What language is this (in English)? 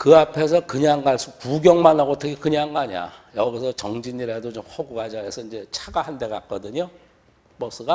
Korean